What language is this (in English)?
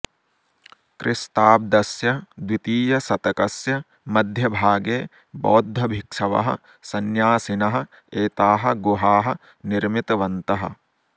Sanskrit